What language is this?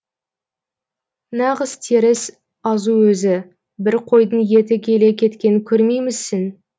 Kazakh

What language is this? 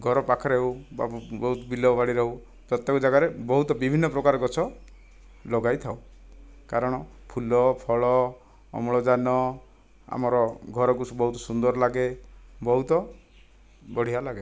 Odia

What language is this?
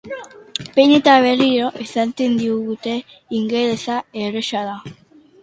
Basque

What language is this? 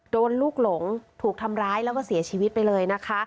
Thai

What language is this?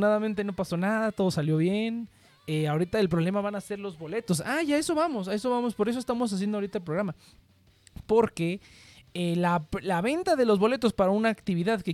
Spanish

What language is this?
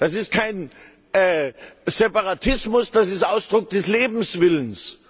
German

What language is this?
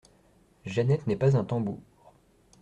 French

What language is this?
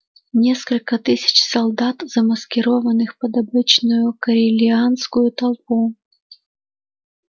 Russian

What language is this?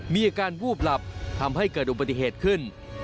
Thai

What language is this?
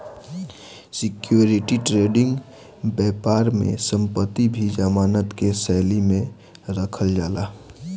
Bhojpuri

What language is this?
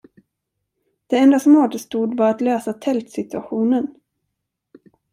Swedish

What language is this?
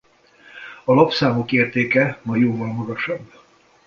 Hungarian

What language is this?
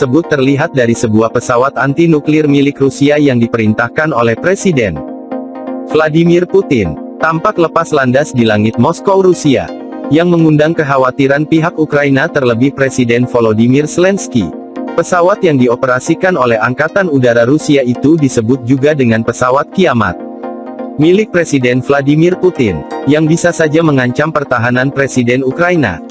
Indonesian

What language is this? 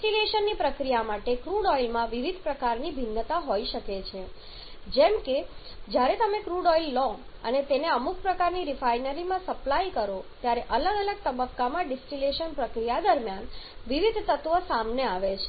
Gujarati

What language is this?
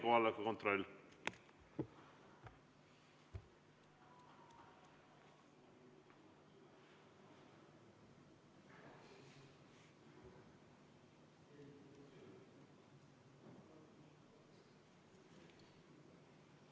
Estonian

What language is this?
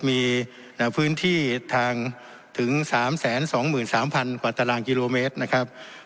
Thai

